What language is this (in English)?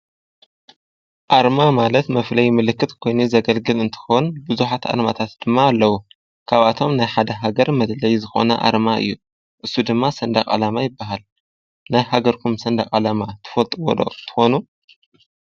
Tigrinya